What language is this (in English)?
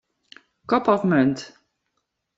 Western Frisian